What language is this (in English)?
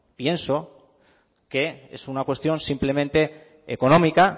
Spanish